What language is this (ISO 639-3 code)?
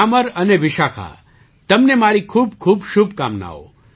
guj